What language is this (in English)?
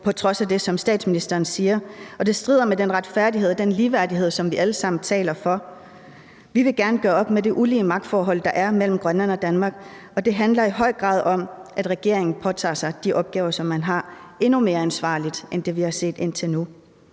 Danish